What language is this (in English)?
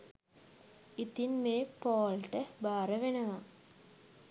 Sinhala